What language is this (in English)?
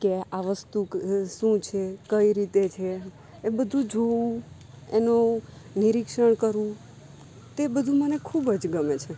Gujarati